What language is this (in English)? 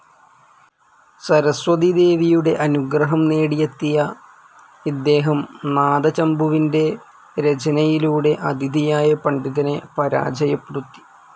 Malayalam